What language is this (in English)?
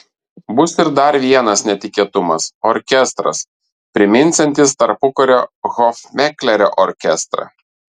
Lithuanian